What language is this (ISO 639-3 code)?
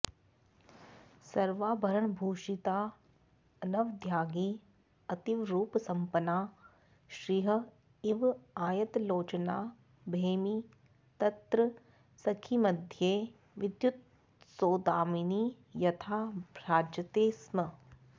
san